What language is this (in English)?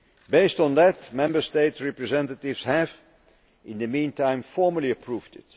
English